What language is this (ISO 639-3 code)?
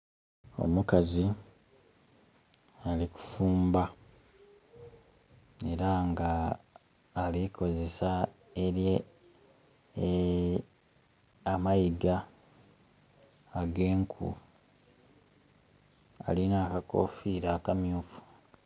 xog